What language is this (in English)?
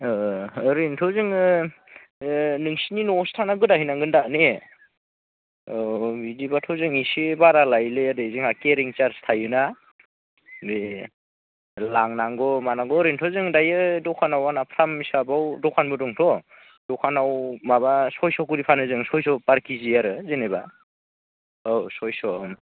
Bodo